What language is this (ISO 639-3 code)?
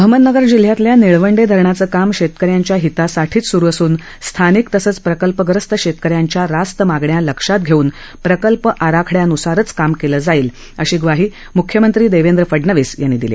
mar